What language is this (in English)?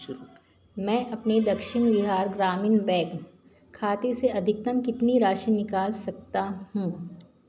Hindi